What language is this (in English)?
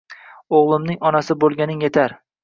Uzbek